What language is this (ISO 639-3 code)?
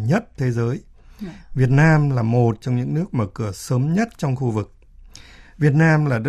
vie